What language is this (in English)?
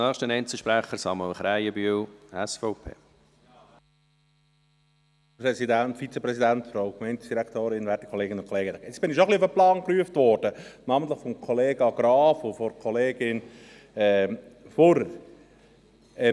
Swiss German